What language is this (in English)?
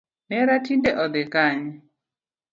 Luo (Kenya and Tanzania)